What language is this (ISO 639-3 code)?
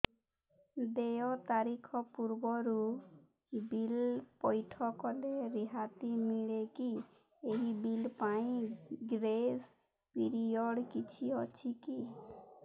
ori